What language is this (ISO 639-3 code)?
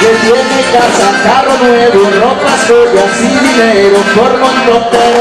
spa